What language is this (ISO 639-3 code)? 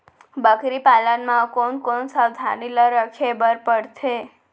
hne